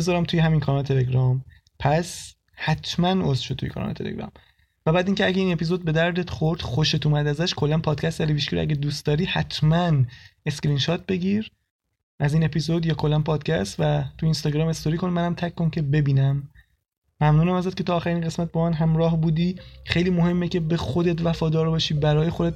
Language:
Persian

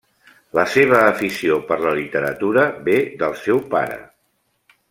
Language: Catalan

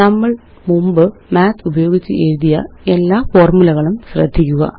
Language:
Malayalam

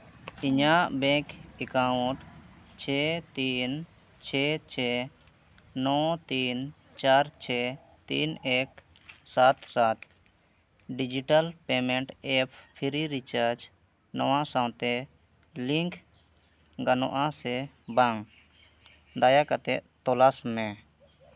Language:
Santali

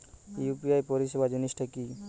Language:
Bangla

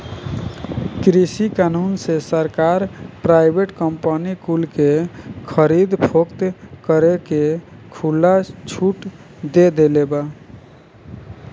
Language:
Bhojpuri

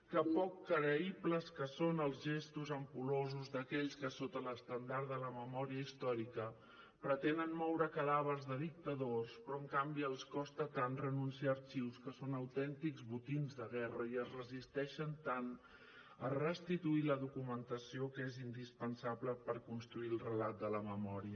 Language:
Catalan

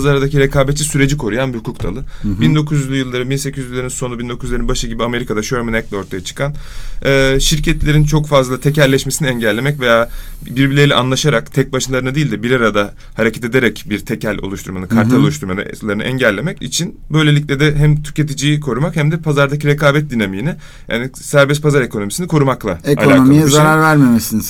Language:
Turkish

